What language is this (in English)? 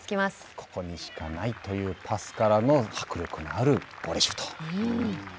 Japanese